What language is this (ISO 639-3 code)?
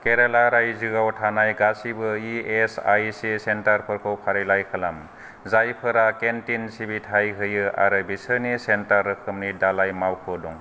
brx